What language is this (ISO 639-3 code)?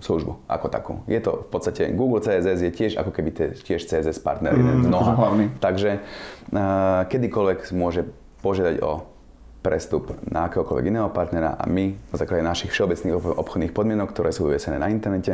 slk